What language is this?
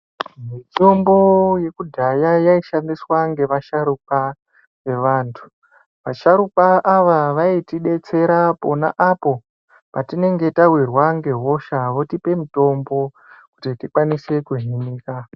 Ndau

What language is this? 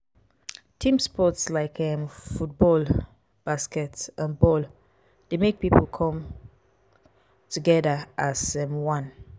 Nigerian Pidgin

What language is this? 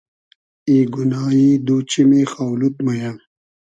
Hazaragi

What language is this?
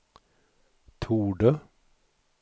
Swedish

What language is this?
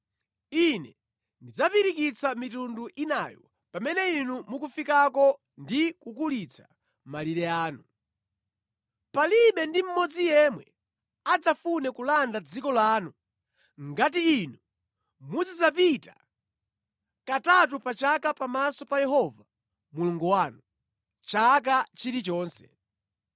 Nyanja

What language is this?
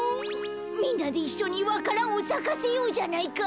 Japanese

